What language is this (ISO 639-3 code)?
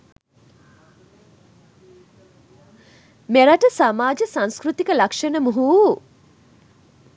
sin